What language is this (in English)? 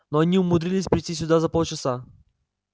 Russian